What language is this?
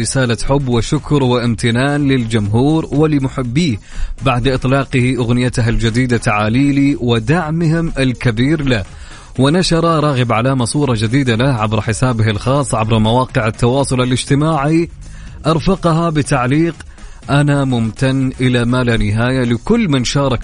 Arabic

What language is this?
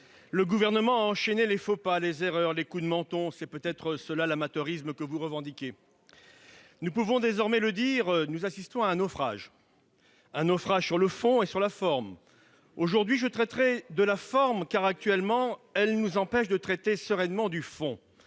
French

